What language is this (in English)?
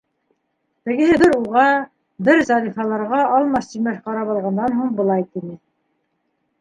Bashkir